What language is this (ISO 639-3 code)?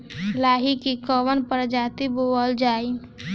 bho